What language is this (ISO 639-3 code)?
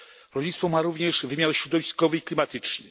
pol